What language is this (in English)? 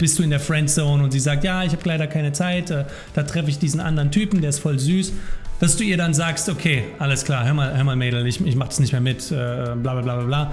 German